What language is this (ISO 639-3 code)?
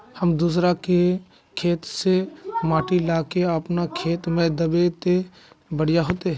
mag